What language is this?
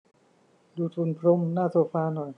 Thai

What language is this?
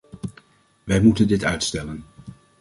Dutch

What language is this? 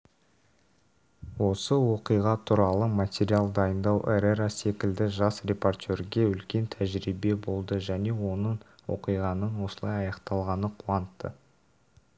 Kazakh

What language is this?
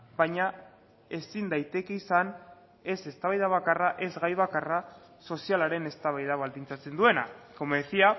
Basque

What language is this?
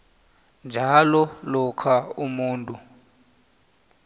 South Ndebele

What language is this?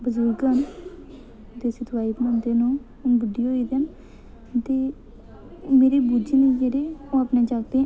Dogri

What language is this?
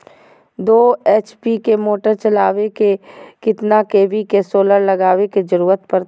Magahi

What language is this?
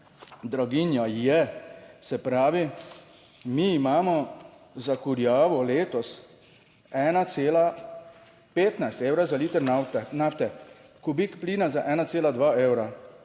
Slovenian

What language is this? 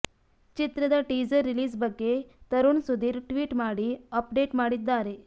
Kannada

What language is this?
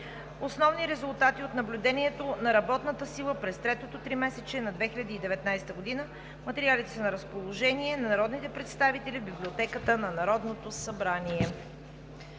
Bulgarian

